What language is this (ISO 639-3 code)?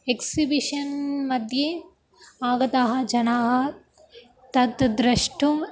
san